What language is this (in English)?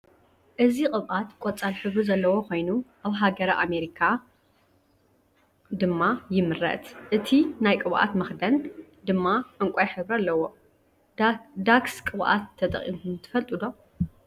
Tigrinya